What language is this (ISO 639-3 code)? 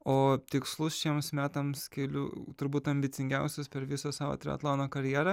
lit